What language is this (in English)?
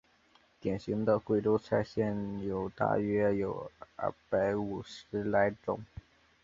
Chinese